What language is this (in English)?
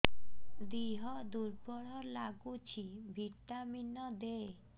Odia